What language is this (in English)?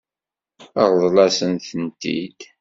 Kabyle